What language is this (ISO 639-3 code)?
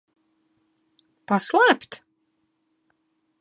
lav